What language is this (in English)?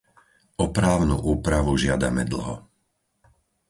Slovak